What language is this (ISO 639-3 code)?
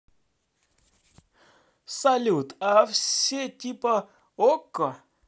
rus